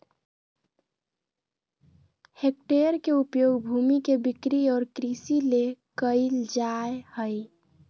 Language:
Magahi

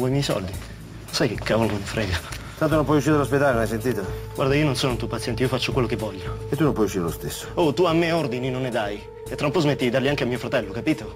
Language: Italian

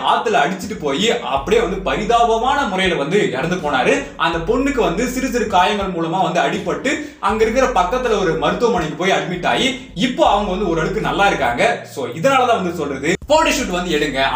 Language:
Korean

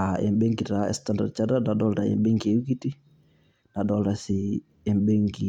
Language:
Masai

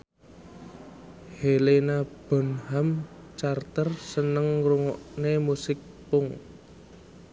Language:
Javanese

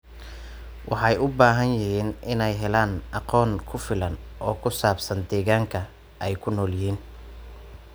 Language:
Somali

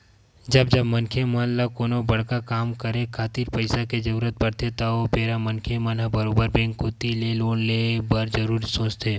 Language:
Chhattisgarhi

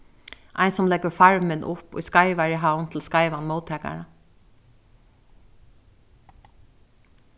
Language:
Faroese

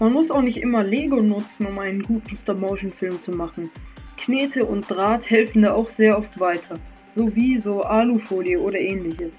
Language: German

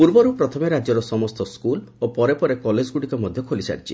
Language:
Odia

